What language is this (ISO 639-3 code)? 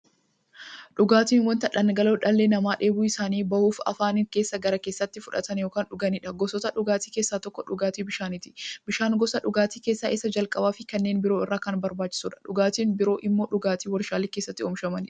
orm